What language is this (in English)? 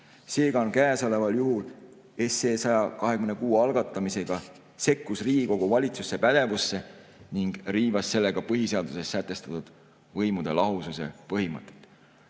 Estonian